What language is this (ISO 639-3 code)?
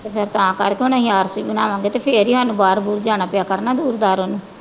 pan